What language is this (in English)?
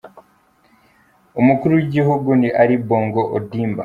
Kinyarwanda